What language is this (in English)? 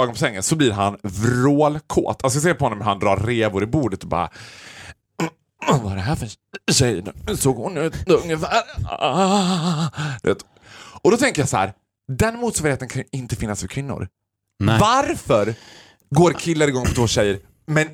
Swedish